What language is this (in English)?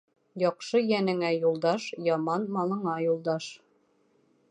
Bashkir